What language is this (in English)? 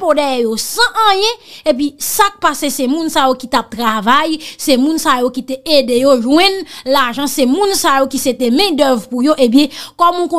French